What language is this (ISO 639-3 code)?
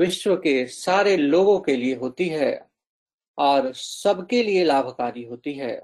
hin